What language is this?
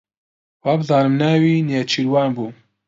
Central Kurdish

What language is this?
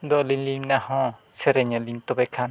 Santali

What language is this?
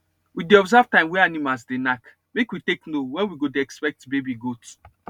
Nigerian Pidgin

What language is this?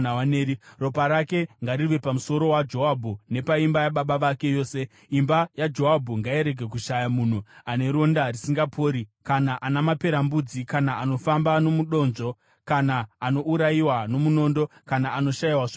Shona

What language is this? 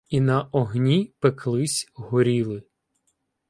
Ukrainian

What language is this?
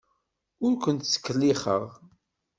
Kabyle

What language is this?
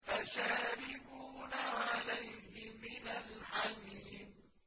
Arabic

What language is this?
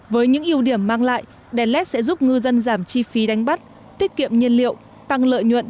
Vietnamese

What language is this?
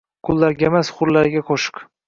Uzbek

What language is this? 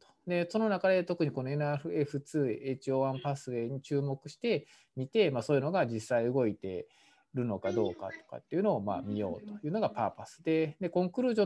Japanese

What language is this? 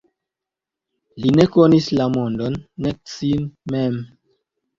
Esperanto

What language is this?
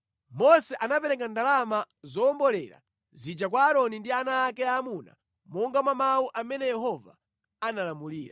Nyanja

